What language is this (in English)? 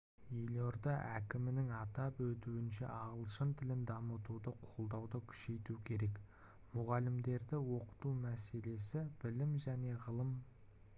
Kazakh